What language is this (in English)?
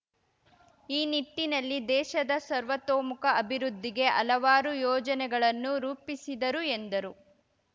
Kannada